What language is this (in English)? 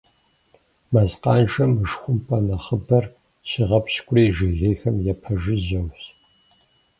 Kabardian